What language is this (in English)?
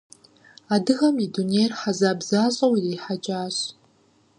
Kabardian